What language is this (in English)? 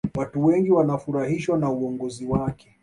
Swahili